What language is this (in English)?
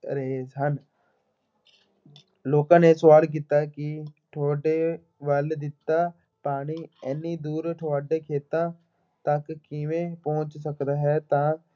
Punjabi